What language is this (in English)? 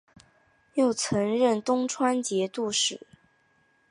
Chinese